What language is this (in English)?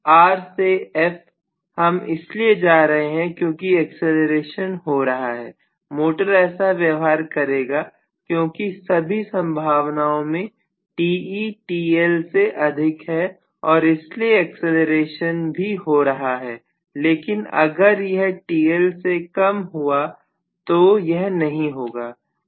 Hindi